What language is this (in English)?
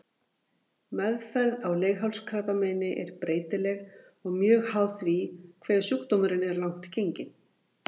Icelandic